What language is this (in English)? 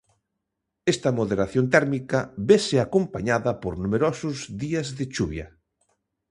Galician